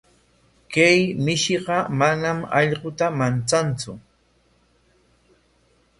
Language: Corongo Ancash Quechua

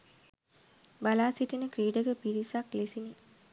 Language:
Sinhala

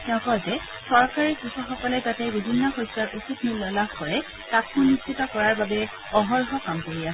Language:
Assamese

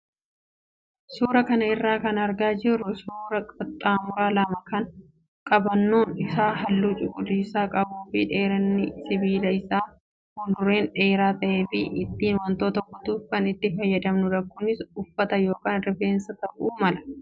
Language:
Oromo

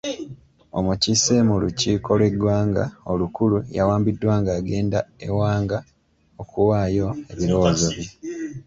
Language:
Ganda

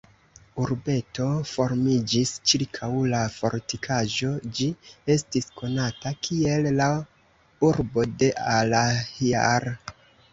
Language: Esperanto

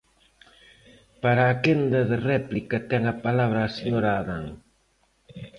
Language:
Galician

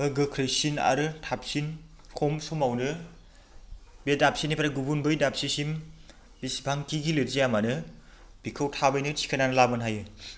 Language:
Bodo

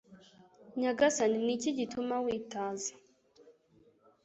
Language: Kinyarwanda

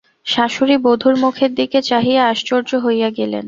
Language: Bangla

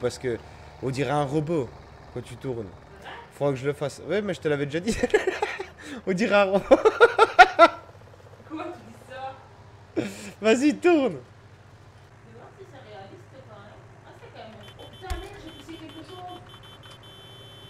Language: French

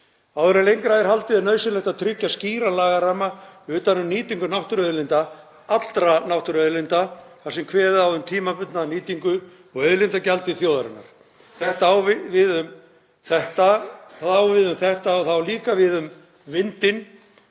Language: Icelandic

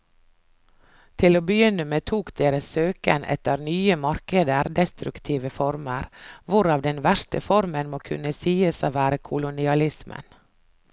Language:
Norwegian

